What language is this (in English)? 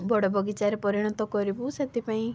Odia